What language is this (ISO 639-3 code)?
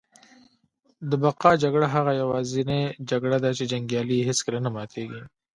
pus